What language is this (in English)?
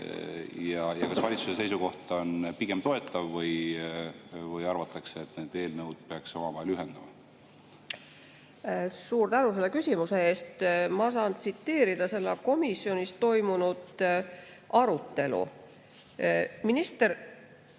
Estonian